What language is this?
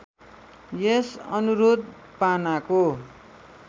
Nepali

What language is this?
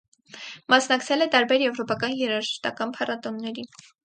Armenian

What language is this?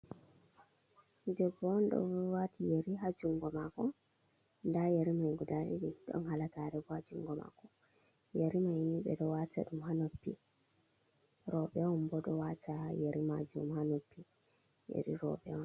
Fula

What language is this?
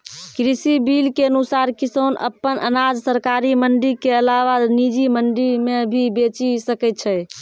Maithili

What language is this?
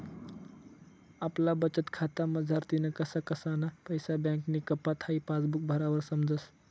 Marathi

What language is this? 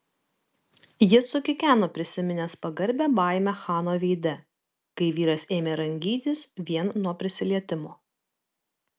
Lithuanian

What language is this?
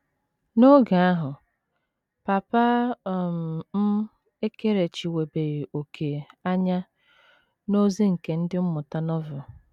Igbo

